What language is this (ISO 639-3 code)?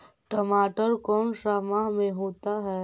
mag